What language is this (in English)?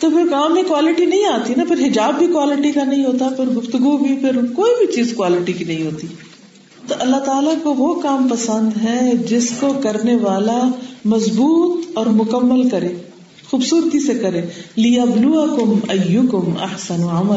Urdu